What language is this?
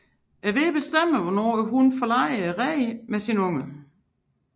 Danish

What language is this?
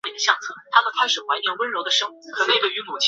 Chinese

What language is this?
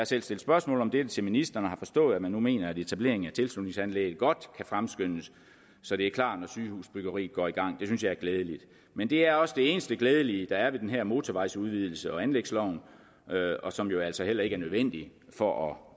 Danish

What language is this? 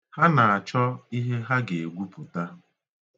Igbo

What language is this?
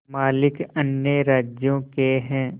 Hindi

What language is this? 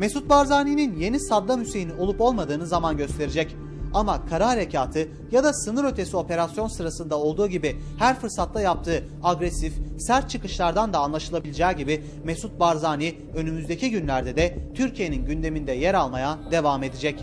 Turkish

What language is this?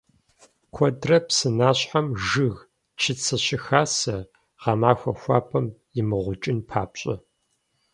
Kabardian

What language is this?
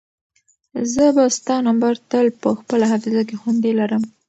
Pashto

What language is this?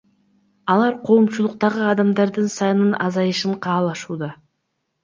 Kyrgyz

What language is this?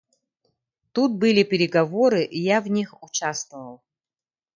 Yakut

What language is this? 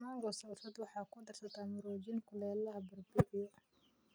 Somali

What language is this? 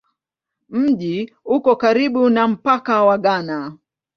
Swahili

